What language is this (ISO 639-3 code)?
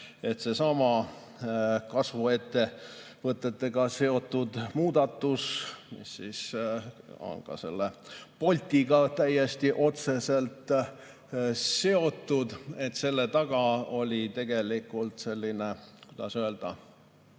est